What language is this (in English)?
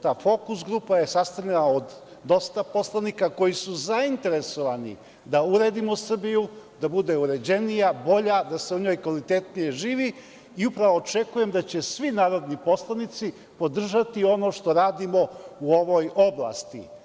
Serbian